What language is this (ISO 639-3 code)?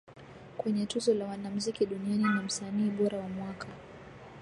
swa